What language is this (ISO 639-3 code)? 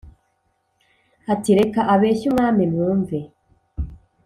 kin